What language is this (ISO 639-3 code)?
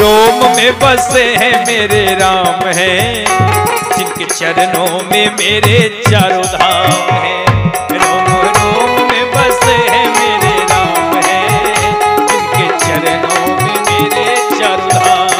hin